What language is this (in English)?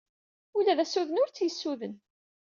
Kabyle